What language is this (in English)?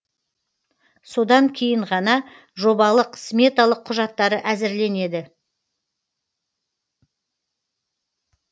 Kazakh